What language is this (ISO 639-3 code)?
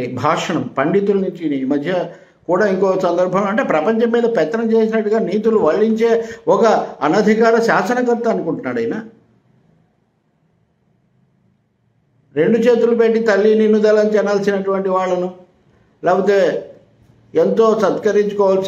ron